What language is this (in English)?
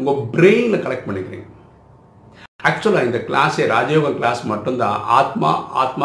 Tamil